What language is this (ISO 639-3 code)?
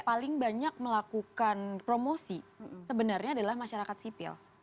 ind